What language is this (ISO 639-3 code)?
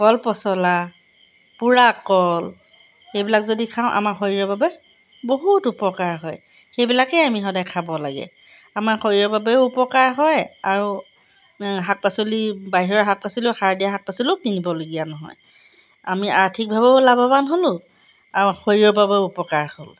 asm